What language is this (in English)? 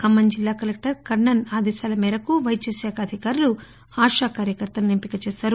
Telugu